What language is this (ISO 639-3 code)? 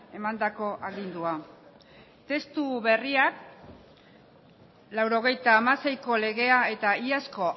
eus